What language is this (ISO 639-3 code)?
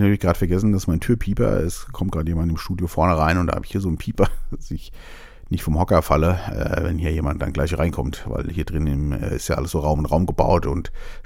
deu